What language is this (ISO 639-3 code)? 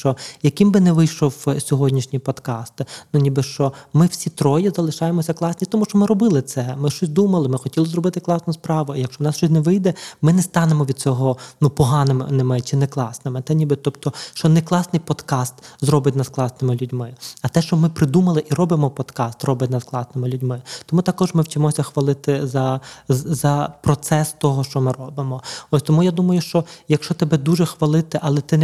ukr